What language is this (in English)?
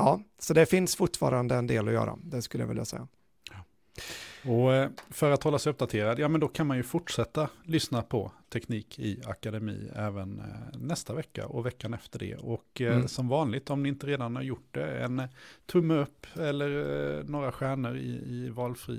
Swedish